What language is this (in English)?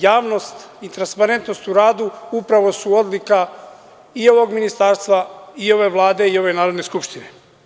Serbian